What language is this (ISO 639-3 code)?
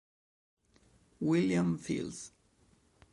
ita